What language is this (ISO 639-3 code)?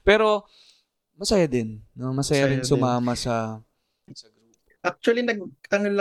fil